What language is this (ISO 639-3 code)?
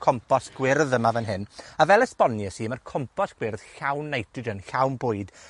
cym